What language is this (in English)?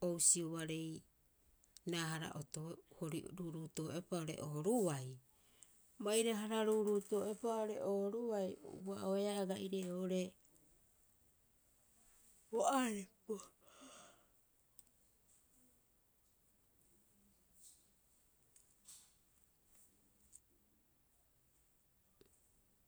Rapoisi